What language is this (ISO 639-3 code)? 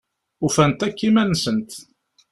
kab